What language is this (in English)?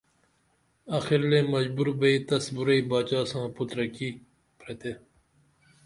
Dameli